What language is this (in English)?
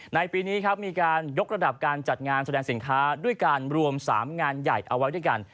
Thai